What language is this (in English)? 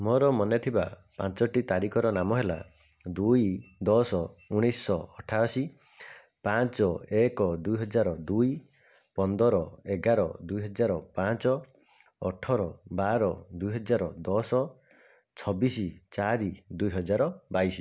Odia